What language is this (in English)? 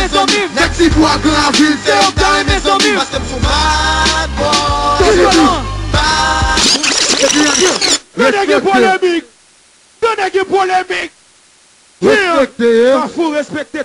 French